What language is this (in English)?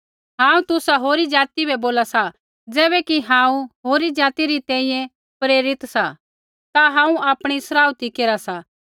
Kullu Pahari